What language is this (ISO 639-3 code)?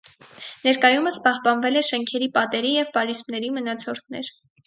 hye